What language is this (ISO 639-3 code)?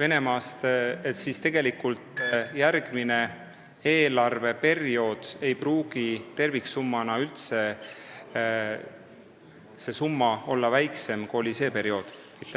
est